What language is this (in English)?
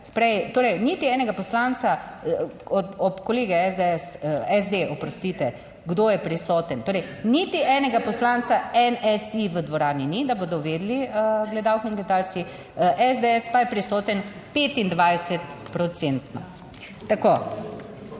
Slovenian